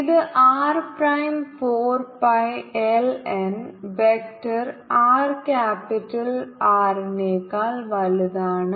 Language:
Malayalam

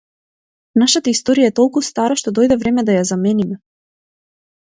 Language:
Macedonian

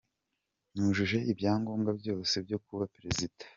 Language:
Kinyarwanda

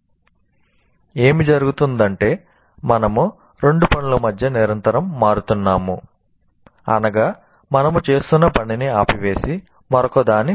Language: Telugu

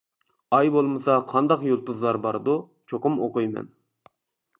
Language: Uyghur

